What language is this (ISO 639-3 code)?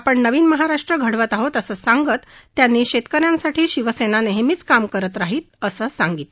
mar